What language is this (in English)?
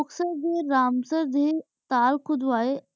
Punjabi